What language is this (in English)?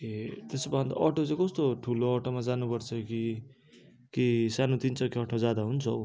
Nepali